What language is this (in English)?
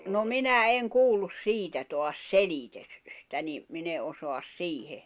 Finnish